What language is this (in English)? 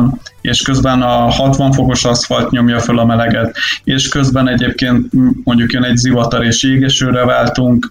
Hungarian